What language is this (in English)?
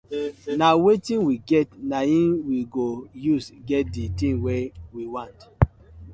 Nigerian Pidgin